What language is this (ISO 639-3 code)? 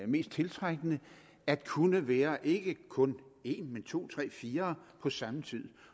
dan